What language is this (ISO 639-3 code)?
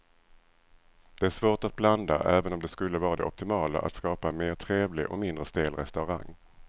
swe